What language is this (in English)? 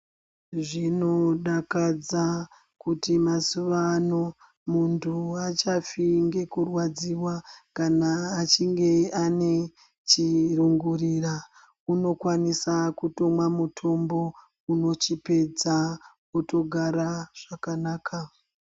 Ndau